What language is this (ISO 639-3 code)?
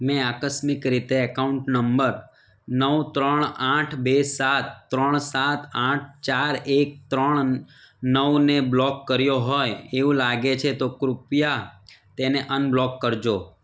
guj